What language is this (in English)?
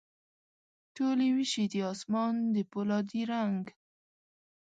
Pashto